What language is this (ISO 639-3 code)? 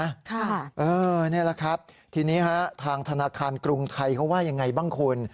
tha